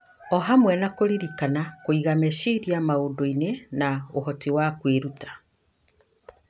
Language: Kikuyu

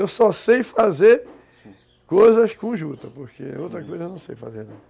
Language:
Portuguese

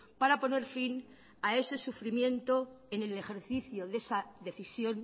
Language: Spanish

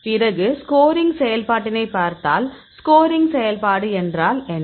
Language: Tamil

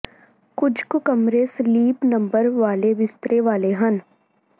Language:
Punjabi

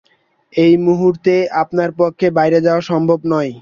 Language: Bangla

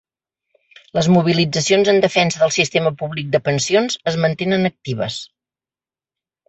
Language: Catalan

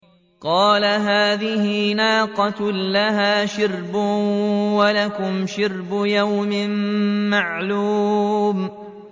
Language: Arabic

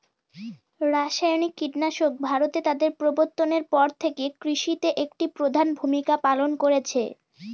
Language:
Bangla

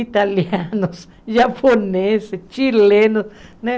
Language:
Portuguese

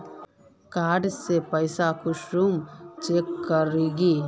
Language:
Magahi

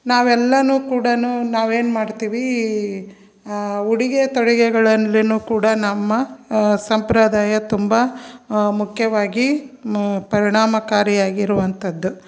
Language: Kannada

